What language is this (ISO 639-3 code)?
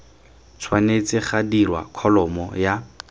tsn